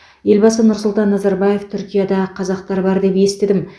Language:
Kazakh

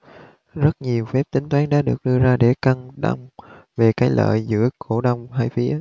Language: Vietnamese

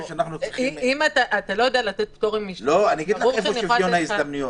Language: Hebrew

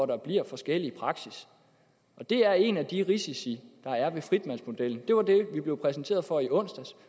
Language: Danish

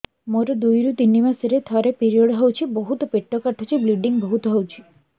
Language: Odia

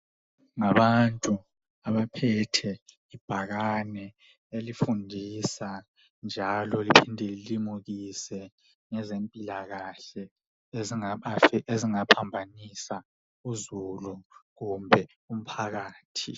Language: North Ndebele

